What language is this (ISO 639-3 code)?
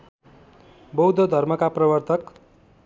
nep